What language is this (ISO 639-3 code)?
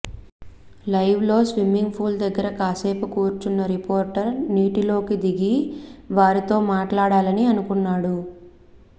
tel